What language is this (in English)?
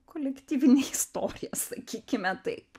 Lithuanian